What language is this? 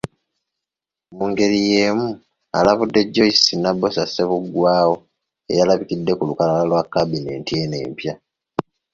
Ganda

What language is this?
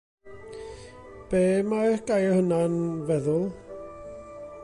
Welsh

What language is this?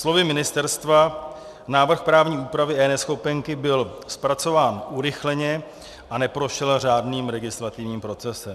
Czech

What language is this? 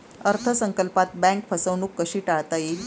Marathi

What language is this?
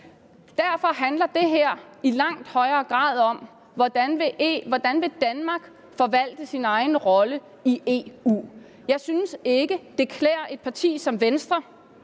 Danish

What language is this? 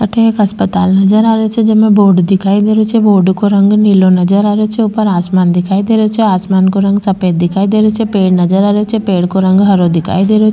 Rajasthani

